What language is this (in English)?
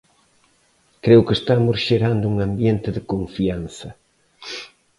Galician